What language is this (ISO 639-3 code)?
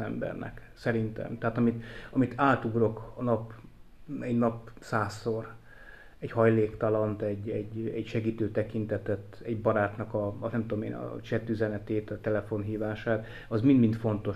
hun